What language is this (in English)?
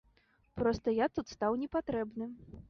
Belarusian